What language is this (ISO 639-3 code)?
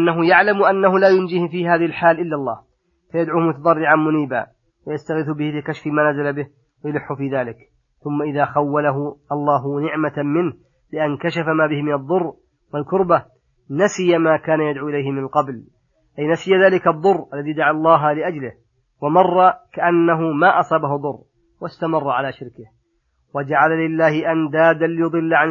ara